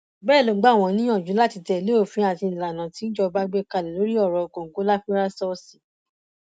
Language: Yoruba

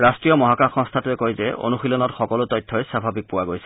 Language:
Assamese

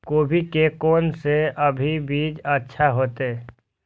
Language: Maithili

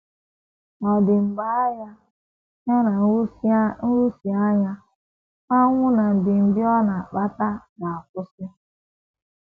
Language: Igbo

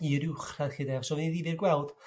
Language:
Welsh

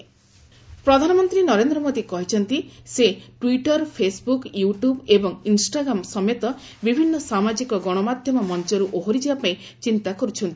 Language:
Odia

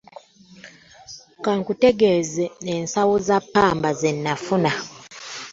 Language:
Ganda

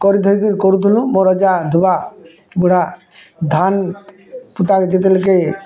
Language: Odia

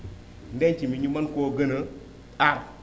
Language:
Wolof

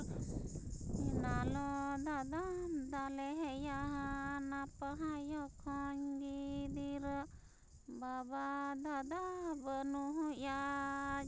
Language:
Santali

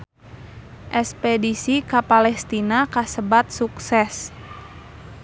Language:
Sundanese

